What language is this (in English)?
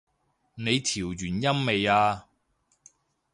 Cantonese